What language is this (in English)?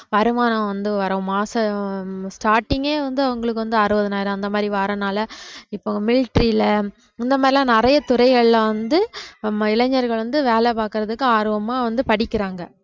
Tamil